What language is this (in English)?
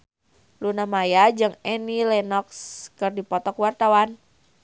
Sundanese